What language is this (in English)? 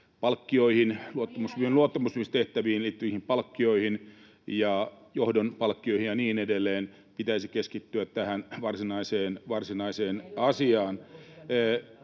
Finnish